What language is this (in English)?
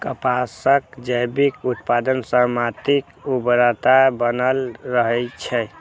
Maithili